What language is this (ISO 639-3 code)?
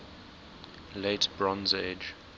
eng